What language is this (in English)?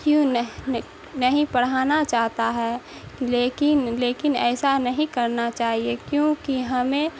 Urdu